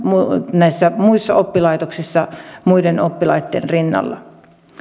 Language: Finnish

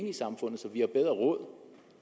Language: Danish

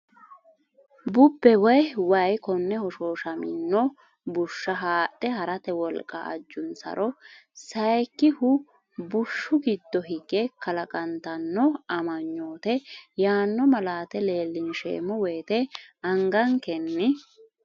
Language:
Sidamo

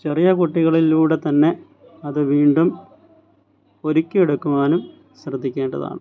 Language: Malayalam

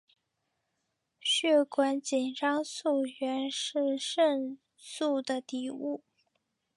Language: Chinese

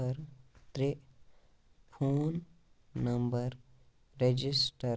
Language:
Kashmiri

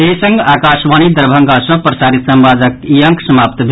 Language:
Maithili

